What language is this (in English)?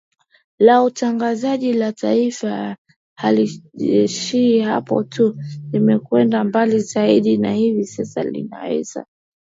Swahili